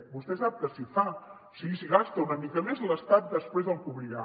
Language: Catalan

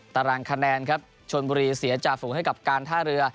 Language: Thai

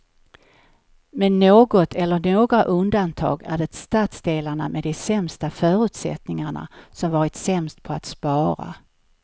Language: Swedish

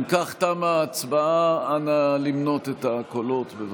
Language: Hebrew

